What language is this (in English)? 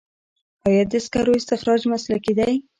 Pashto